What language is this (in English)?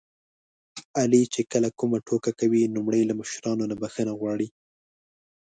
Pashto